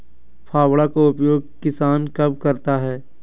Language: Magahi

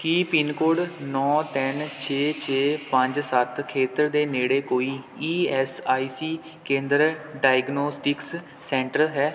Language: Punjabi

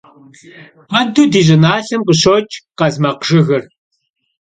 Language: Kabardian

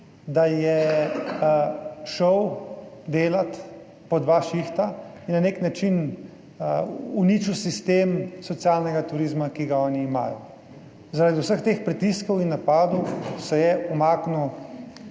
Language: Slovenian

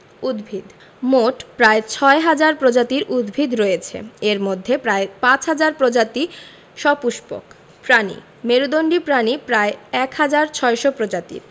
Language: Bangla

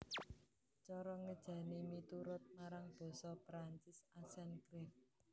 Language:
Javanese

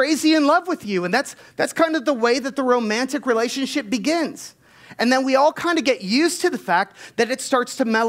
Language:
English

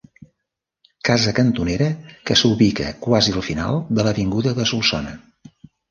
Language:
Catalan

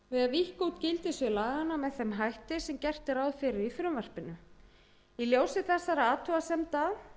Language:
Icelandic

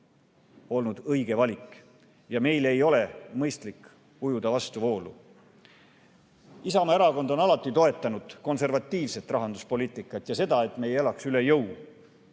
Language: Estonian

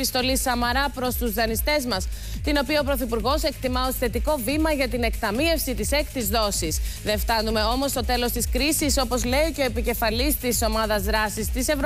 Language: Greek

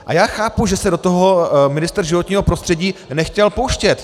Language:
Czech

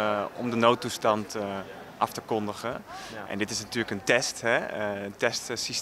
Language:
Dutch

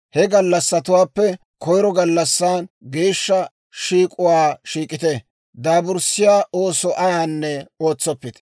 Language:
Dawro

